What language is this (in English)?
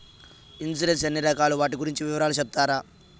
Telugu